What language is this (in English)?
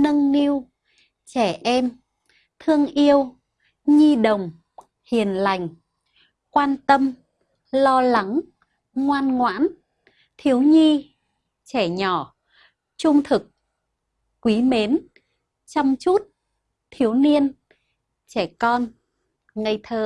Vietnamese